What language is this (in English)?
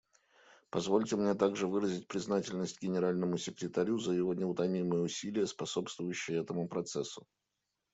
Russian